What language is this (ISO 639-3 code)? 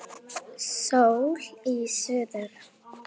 isl